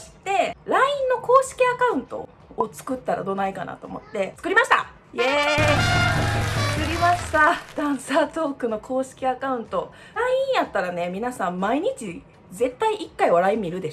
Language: Japanese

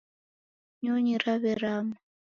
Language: Taita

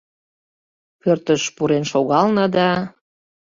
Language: Mari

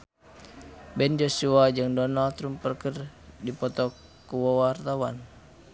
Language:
Sundanese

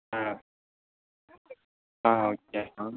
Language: Tamil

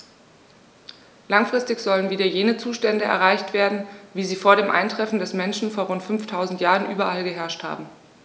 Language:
German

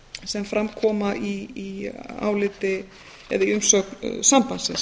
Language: Icelandic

